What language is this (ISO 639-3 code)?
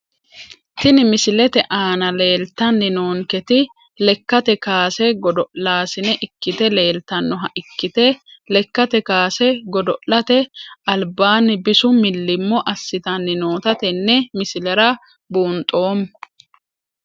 sid